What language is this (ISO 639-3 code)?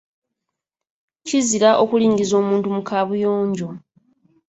lug